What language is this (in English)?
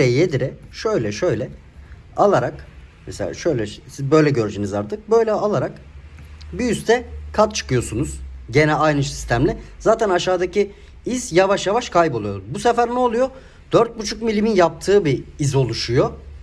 Turkish